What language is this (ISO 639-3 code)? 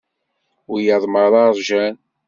kab